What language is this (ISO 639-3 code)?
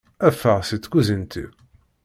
kab